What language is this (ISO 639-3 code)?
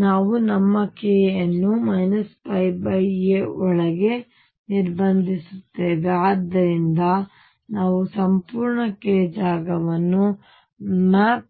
kan